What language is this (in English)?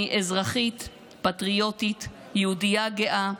Hebrew